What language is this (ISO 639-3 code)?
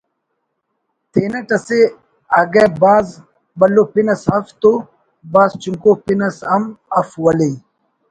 brh